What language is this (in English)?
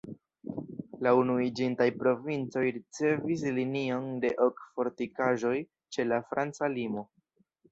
Esperanto